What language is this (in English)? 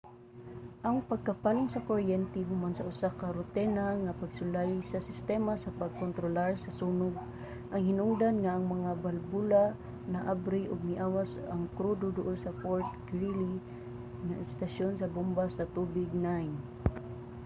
Cebuano